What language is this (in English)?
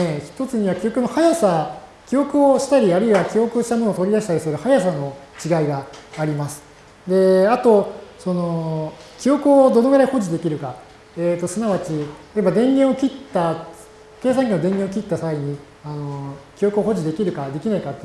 Japanese